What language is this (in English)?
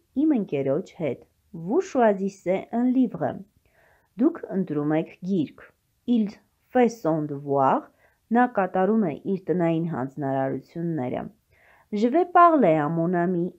Polish